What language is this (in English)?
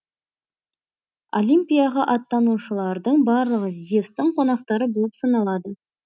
Kazakh